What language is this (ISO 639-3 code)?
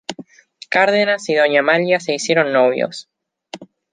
spa